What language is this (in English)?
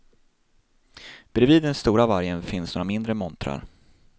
Swedish